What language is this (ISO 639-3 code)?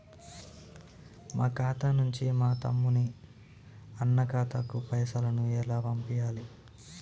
tel